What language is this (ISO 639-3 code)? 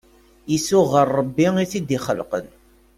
kab